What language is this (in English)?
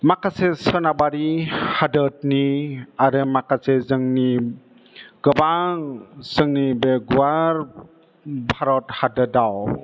Bodo